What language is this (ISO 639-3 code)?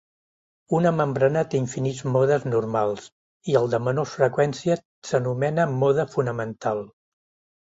cat